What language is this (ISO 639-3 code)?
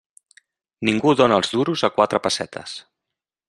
cat